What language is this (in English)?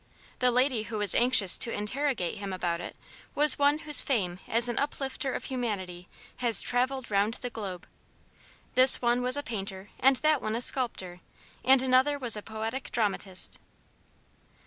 English